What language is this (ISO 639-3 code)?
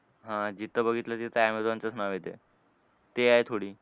mar